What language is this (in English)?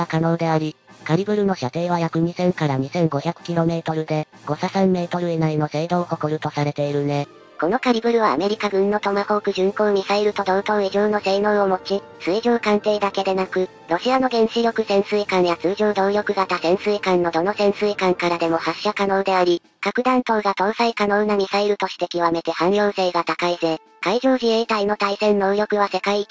Japanese